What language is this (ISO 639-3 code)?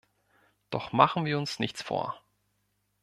deu